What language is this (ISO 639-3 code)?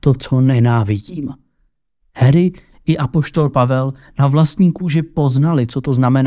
ces